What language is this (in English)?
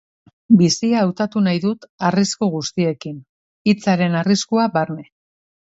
Basque